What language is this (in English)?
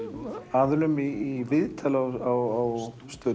Icelandic